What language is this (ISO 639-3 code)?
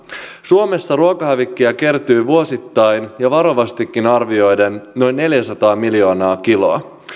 fin